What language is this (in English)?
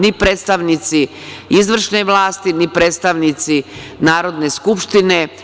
Serbian